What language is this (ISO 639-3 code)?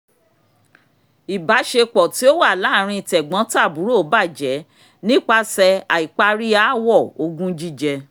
yor